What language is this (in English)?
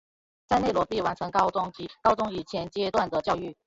Chinese